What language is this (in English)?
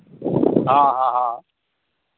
Hindi